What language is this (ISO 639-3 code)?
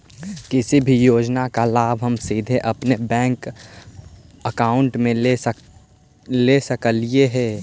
mag